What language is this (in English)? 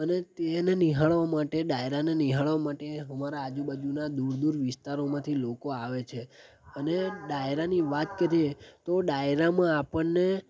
Gujarati